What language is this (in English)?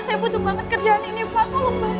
Indonesian